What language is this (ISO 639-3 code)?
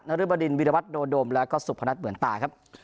tha